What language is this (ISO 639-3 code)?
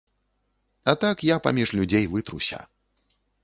bel